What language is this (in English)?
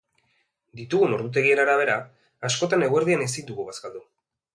Basque